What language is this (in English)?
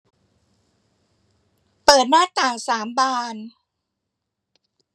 Thai